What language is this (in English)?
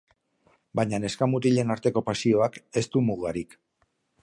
Basque